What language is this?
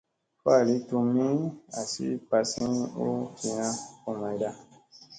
Musey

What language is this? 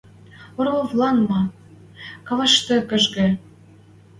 Western Mari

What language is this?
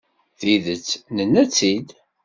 Kabyle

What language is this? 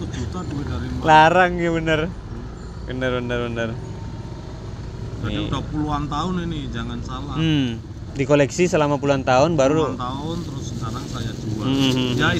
Indonesian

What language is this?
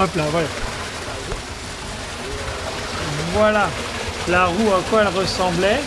French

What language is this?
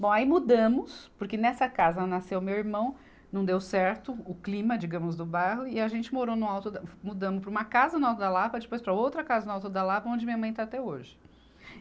Portuguese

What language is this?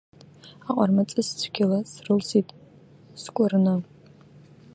Abkhazian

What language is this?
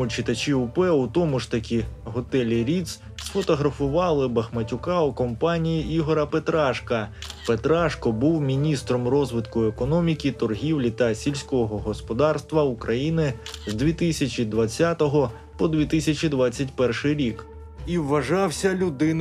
Ukrainian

